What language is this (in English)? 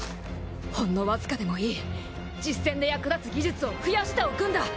Japanese